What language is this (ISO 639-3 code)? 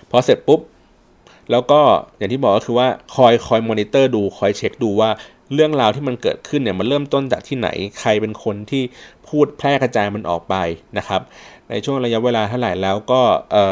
tha